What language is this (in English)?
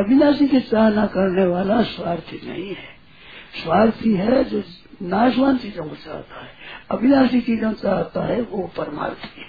Hindi